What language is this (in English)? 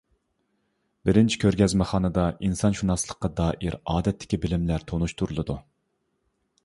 Uyghur